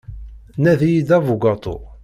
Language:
Kabyle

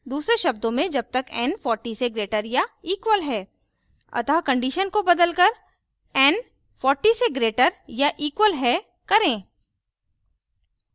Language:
Hindi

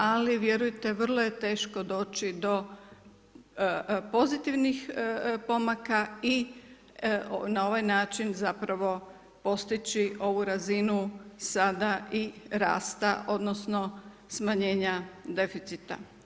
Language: Croatian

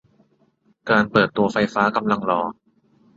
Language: Thai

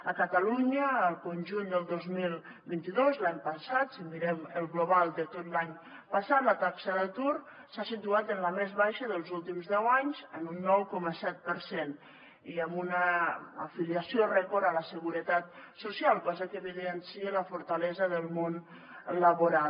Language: Catalan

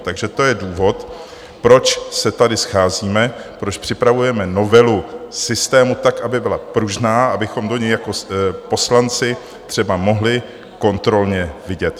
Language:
Czech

